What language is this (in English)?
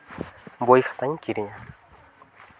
Santali